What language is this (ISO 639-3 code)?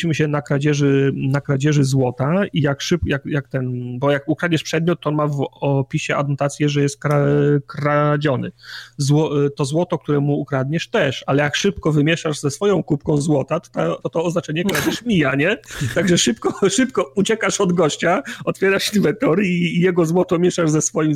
pol